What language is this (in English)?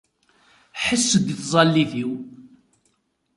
Kabyle